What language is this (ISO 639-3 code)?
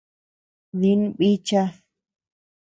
cux